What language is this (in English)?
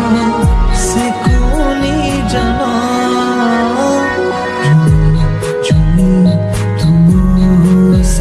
Odia